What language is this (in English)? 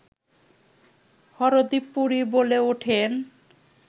Bangla